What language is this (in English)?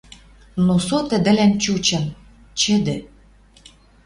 Western Mari